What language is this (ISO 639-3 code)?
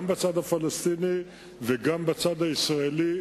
heb